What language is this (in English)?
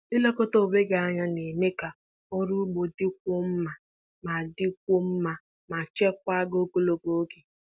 Igbo